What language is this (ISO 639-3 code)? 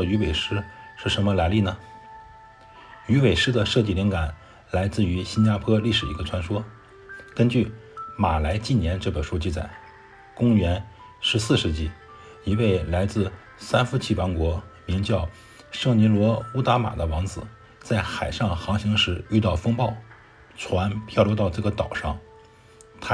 zho